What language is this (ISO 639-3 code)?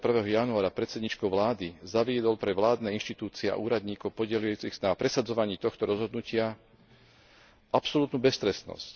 slk